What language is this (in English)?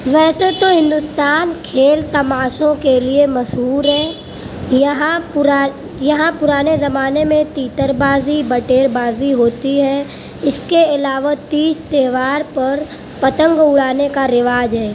Urdu